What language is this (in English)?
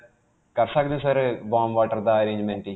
Punjabi